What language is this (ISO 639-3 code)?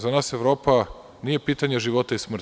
srp